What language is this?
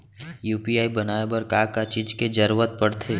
Chhattisgarhi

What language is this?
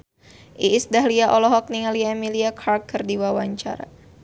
Sundanese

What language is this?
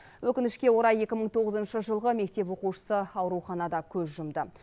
Kazakh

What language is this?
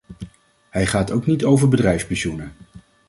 Dutch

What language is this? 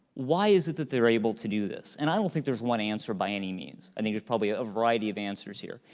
English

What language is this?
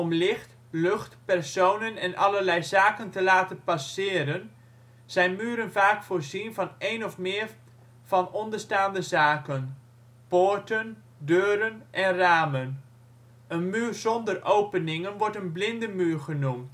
Dutch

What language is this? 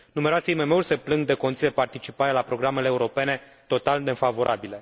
Romanian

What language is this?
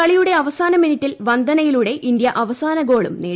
Malayalam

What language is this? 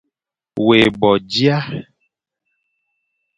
Fang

